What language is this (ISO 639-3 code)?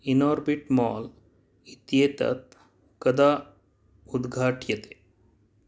san